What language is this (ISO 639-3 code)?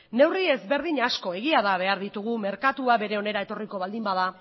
eus